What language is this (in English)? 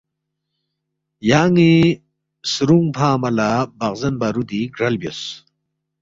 Balti